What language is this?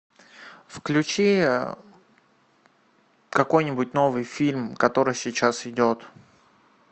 Russian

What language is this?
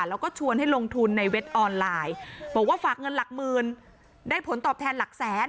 Thai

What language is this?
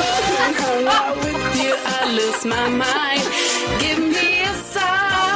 Swedish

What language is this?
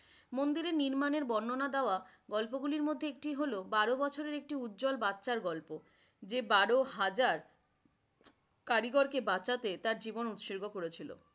Bangla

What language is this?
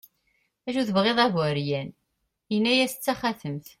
Kabyle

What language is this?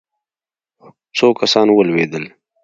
Pashto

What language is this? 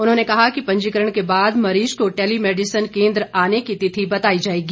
Hindi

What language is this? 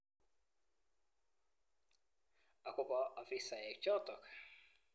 Kalenjin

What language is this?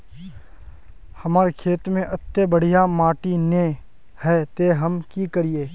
Magahi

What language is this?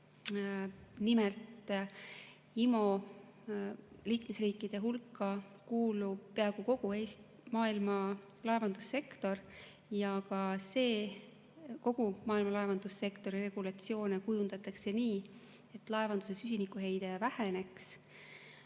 Estonian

